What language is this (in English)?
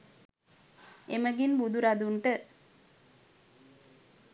Sinhala